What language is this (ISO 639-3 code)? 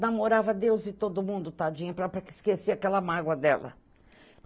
por